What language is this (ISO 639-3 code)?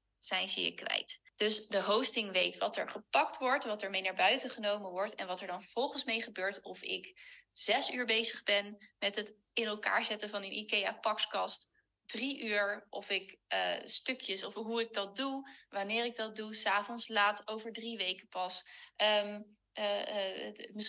nld